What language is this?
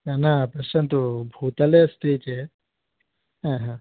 Sanskrit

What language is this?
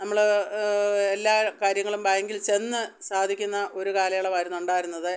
Malayalam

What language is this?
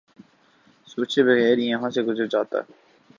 Urdu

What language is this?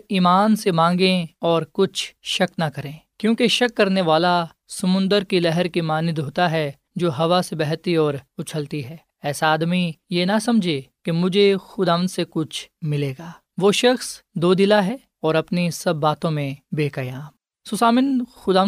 Urdu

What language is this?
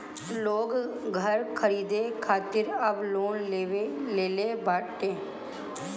Bhojpuri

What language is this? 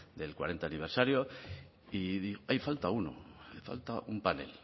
Spanish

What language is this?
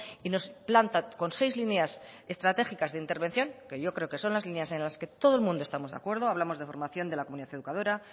Spanish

